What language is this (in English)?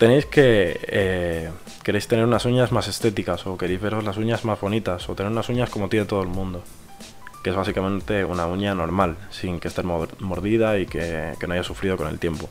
Spanish